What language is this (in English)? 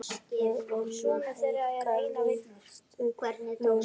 Icelandic